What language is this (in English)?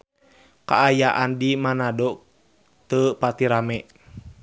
Sundanese